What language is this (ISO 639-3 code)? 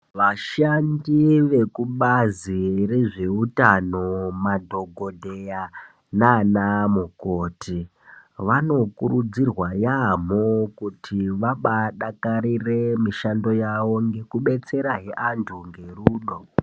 ndc